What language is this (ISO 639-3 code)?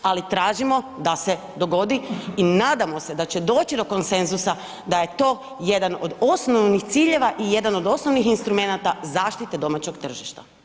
hrv